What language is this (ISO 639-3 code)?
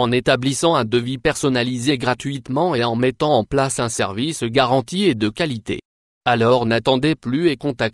fra